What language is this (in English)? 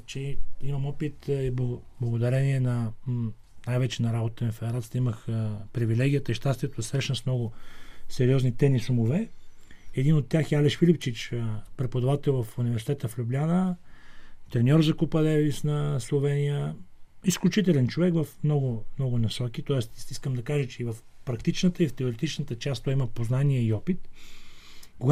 Bulgarian